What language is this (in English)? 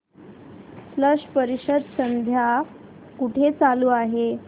Marathi